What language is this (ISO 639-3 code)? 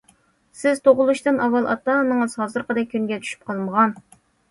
uig